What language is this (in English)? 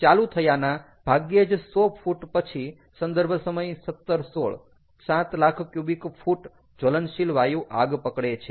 Gujarati